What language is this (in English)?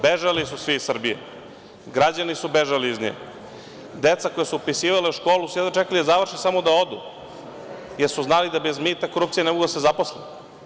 Serbian